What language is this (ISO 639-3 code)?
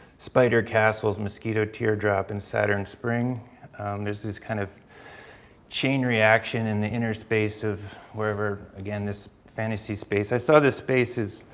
eng